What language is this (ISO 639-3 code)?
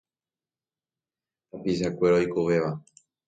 grn